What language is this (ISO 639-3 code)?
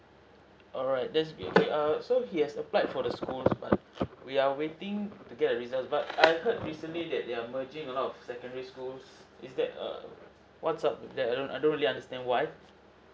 eng